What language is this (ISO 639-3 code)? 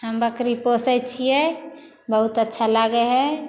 mai